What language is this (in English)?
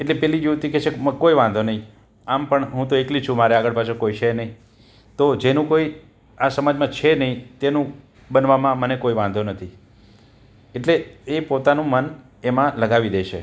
Gujarati